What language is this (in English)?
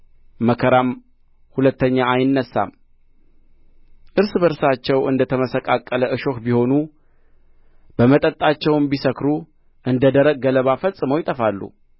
Amharic